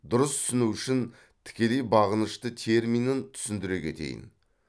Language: Kazakh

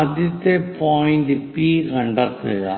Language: Malayalam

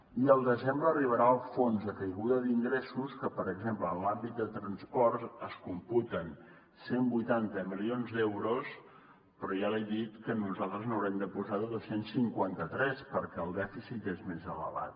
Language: Catalan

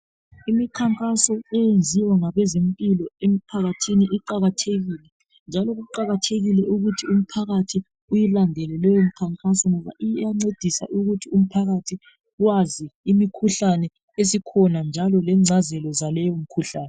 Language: North Ndebele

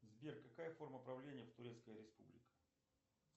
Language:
Russian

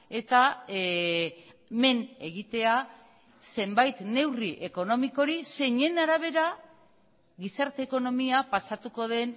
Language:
Basque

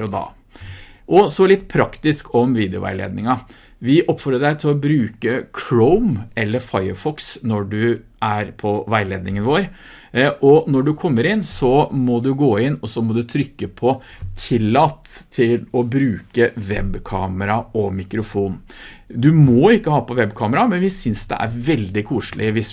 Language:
Norwegian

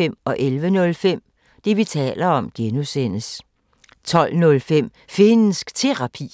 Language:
Danish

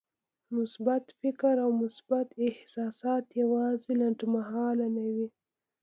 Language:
Pashto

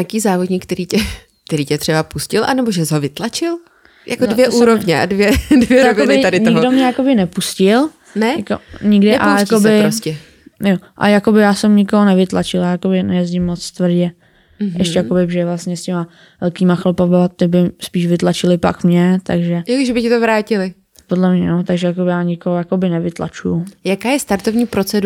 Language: Czech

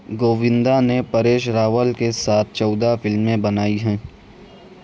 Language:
Urdu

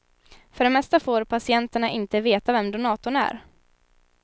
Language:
Swedish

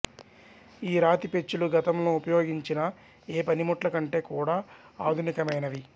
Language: Telugu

